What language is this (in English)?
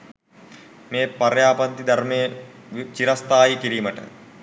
Sinhala